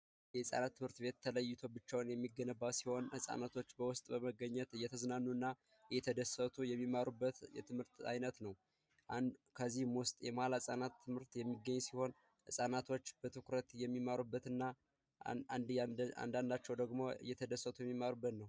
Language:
Amharic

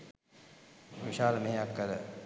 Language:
Sinhala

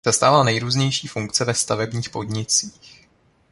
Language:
Czech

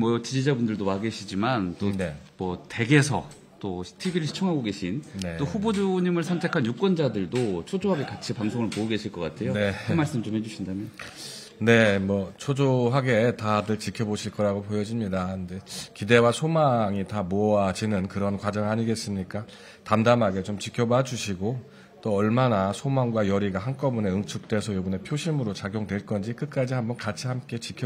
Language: Korean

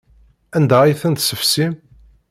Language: Kabyle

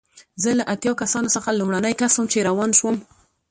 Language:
Pashto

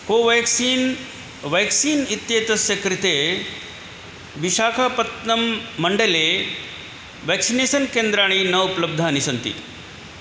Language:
Sanskrit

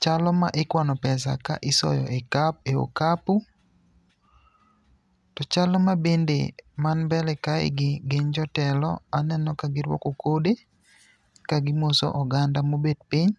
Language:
Luo (Kenya and Tanzania)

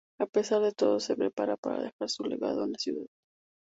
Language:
Spanish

